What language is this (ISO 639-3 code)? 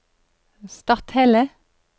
nor